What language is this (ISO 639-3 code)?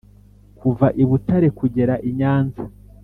kin